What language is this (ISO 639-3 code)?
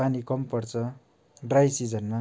nep